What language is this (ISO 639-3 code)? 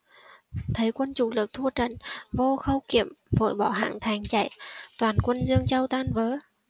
vie